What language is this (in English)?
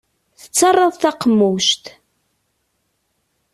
Kabyle